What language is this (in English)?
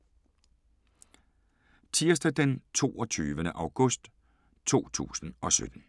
Danish